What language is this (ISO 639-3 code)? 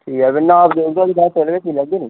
doi